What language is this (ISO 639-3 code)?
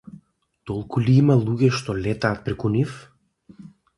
mkd